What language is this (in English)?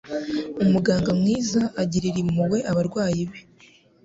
Kinyarwanda